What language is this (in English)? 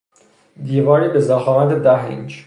Persian